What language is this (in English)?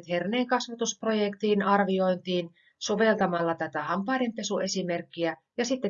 Finnish